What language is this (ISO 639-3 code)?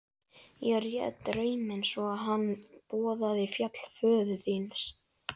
isl